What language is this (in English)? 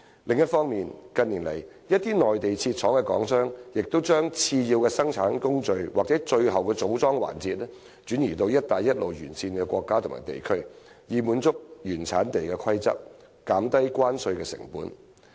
Cantonese